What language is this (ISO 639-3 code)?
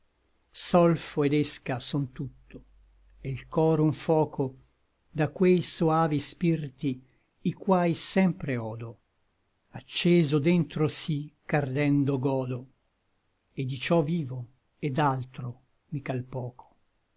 ita